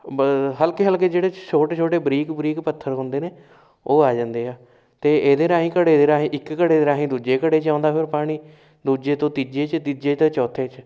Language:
Punjabi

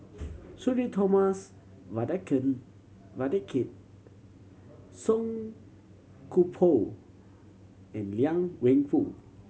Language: English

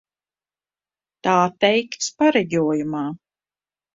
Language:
Latvian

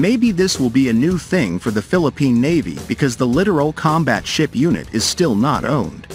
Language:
English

